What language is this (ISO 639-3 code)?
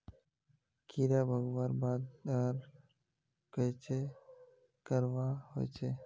mag